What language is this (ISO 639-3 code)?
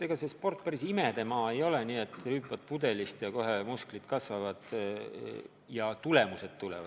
est